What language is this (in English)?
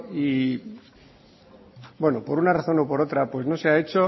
Spanish